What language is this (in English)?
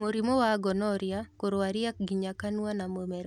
Kikuyu